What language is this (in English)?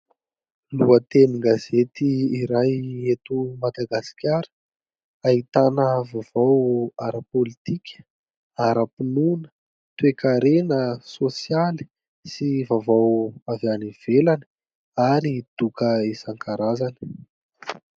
Malagasy